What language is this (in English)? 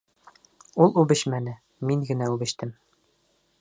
Bashkir